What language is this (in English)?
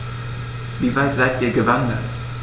German